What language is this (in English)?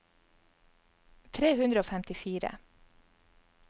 Norwegian